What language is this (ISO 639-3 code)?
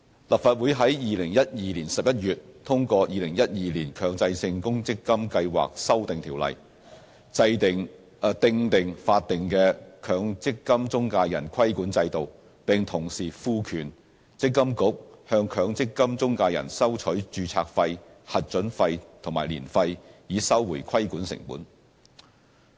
yue